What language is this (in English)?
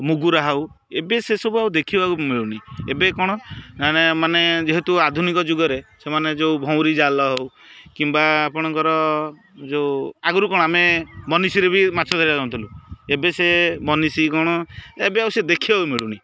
Odia